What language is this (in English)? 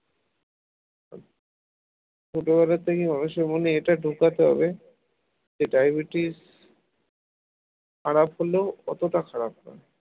Bangla